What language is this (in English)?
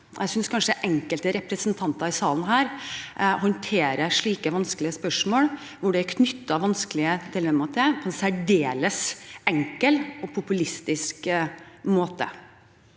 Norwegian